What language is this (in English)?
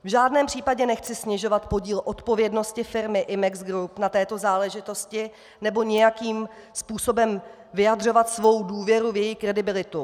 Czech